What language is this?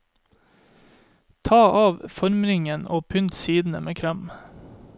Norwegian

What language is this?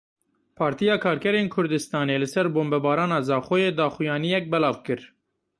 Kurdish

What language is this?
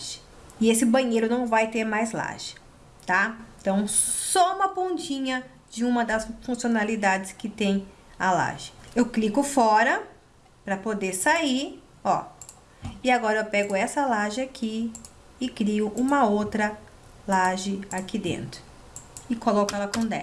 Portuguese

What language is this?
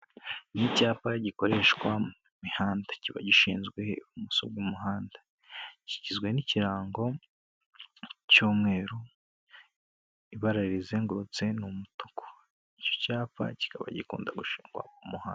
Kinyarwanda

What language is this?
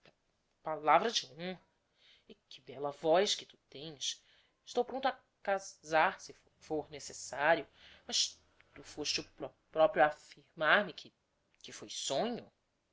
Portuguese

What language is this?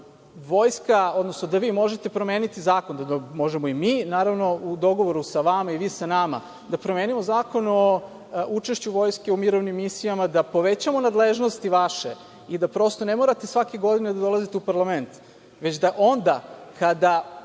Serbian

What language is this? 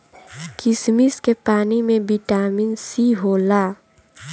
Bhojpuri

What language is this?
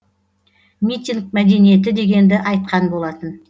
Kazakh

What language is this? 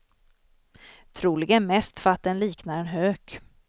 Swedish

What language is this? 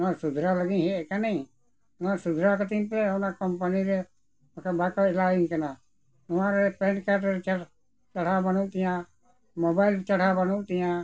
Santali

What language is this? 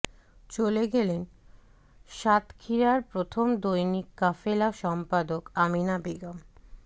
Bangla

